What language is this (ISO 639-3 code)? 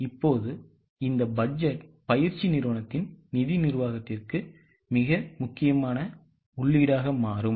tam